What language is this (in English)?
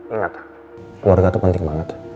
Indonesian